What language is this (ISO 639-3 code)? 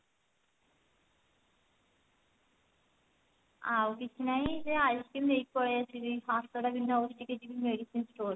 ori